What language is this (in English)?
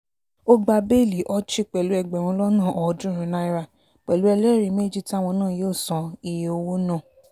Yoruba